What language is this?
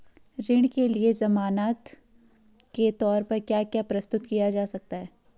Hindi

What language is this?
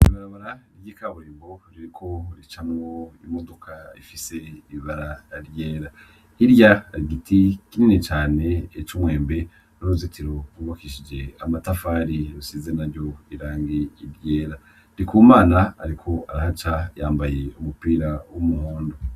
Rundi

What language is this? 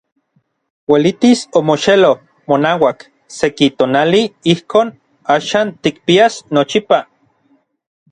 Orizaba Nahuatl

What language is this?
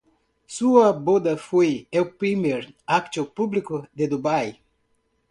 Spanish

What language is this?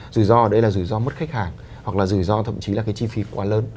Vietnamese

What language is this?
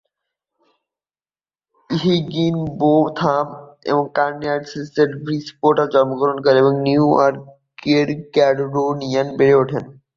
Bangla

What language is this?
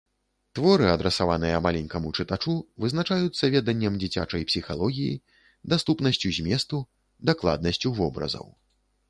Belarusian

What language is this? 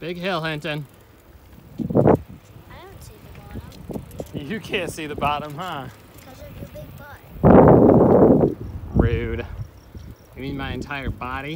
English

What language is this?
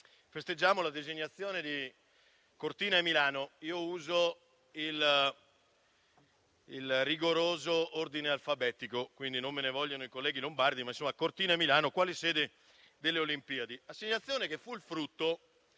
Italian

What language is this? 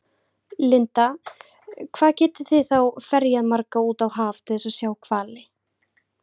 Icelandic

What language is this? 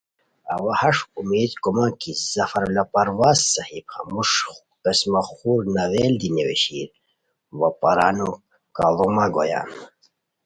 Khowar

